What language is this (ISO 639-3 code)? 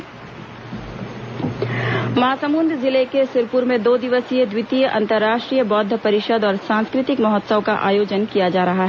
hin